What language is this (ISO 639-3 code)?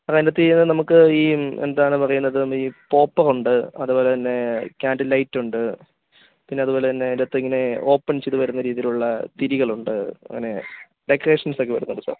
mal